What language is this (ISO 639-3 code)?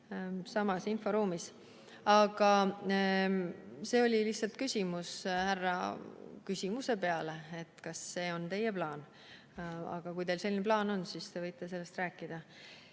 est